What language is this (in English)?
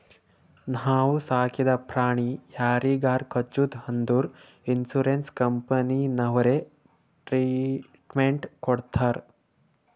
Kannada